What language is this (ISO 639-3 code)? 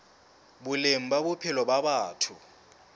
sot